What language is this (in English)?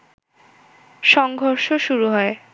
Bangla